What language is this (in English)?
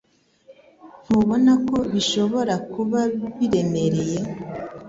Kinyarwanda